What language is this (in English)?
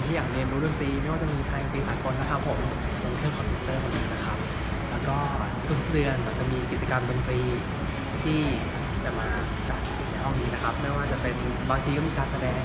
Thai